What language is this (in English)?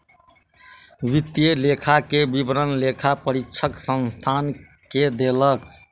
Maithili